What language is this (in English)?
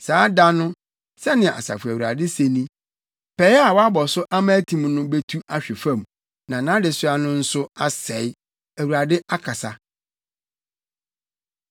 Akan